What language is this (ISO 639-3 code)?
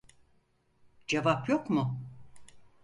tur